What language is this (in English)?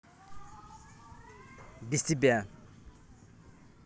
Russian